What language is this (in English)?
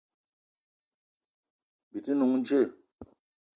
Eton (Cameroon)